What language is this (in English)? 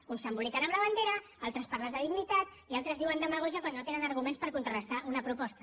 Catalan